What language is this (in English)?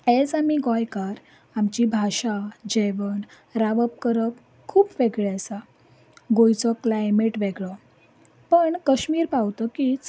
Konkani